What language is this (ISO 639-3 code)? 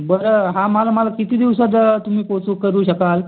mar